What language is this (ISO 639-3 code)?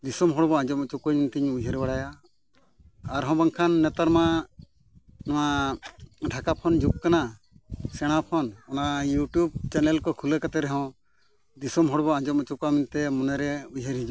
sat